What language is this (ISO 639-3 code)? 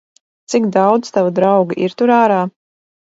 lav